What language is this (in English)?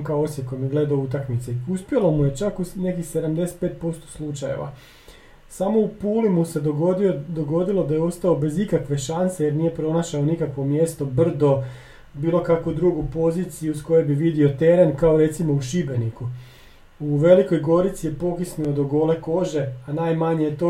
Croatian